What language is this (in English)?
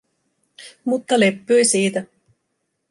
Finnish